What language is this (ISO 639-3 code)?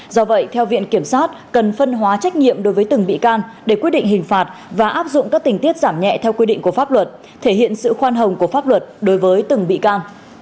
vie